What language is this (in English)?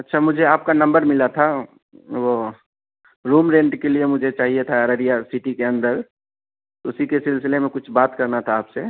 Urdu